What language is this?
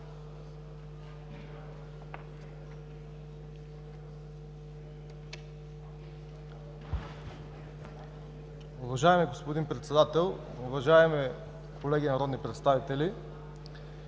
Bulgarian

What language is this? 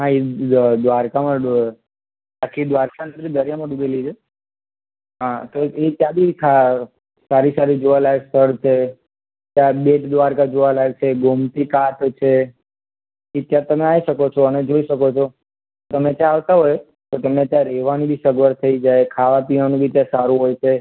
Gujarati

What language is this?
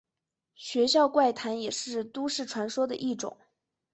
Chinese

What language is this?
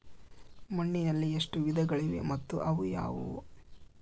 Kannada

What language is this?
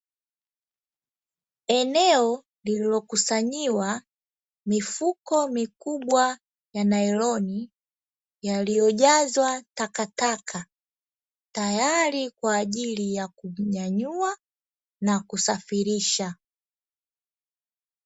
Swahili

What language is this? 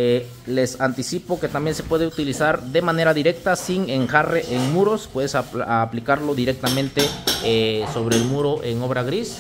Spanish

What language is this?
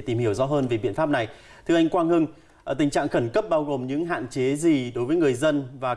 Vietnamese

